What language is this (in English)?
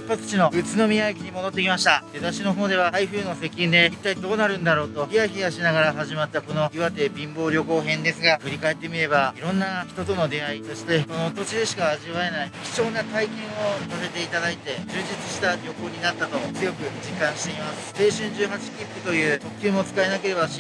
Japanese